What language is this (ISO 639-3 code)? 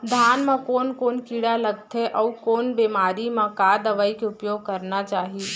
hne